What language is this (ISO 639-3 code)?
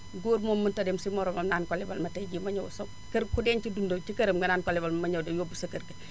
wol